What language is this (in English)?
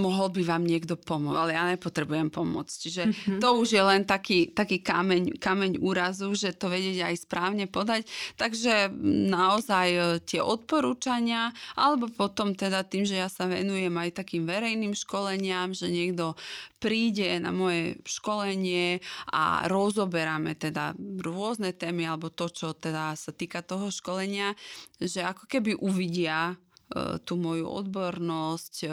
Slovak